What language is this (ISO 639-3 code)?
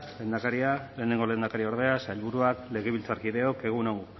eus